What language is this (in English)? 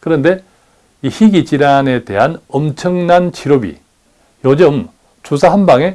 Korean